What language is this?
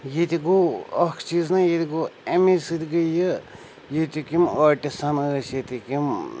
Kashmiri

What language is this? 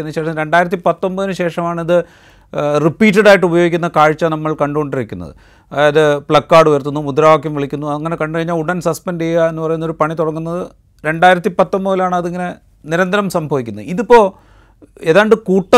Malayalam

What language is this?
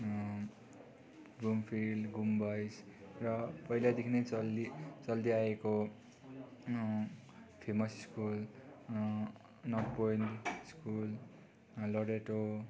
Nepali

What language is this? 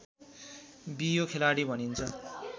Nepali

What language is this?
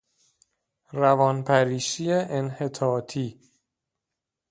Persian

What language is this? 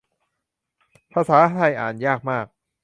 Thai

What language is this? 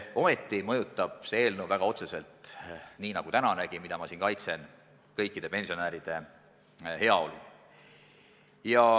Estonian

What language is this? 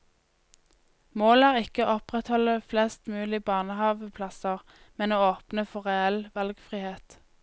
Norwegian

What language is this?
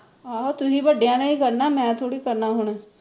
Punjabi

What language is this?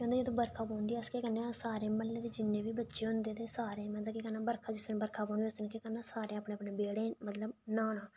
Dogri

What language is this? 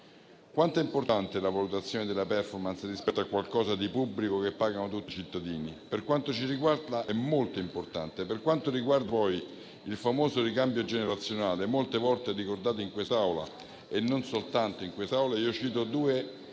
Italian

